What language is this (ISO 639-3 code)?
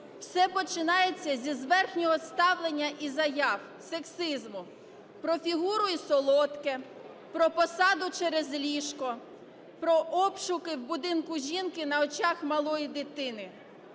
ukr